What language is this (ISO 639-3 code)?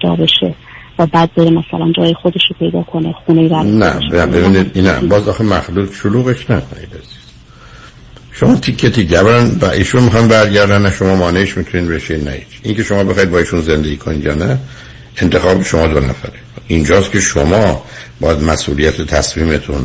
fas